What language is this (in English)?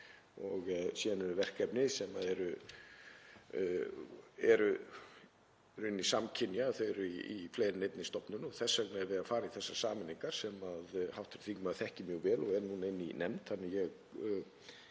Icelandic